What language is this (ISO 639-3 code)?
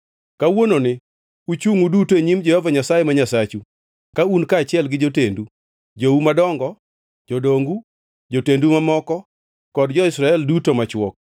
luo